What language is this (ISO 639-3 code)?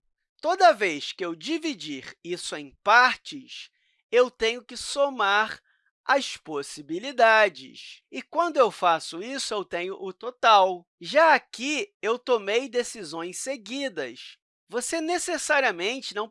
por